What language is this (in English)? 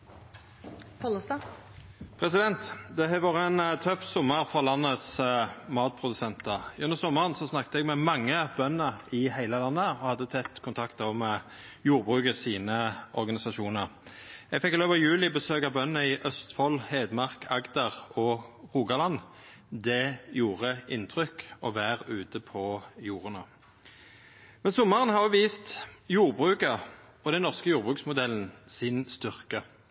Norwegian Nynorsk